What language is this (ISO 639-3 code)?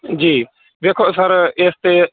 pan